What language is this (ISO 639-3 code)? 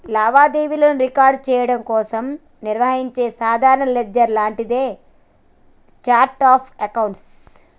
tel